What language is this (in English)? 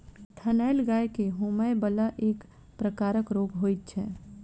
Maithili